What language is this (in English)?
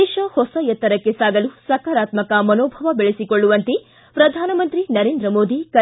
Kannada